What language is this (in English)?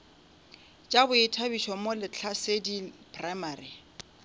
Northern Sotho